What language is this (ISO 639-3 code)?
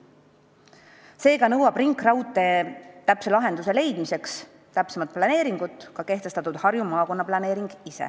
est